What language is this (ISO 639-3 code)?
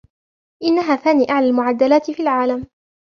ara